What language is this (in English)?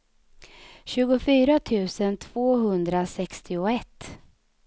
Swedish